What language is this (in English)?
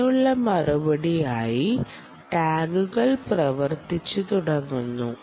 Malayalam